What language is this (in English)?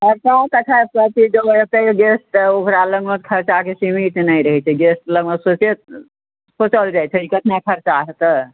Maithili